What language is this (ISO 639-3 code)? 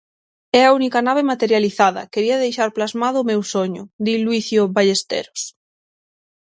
glg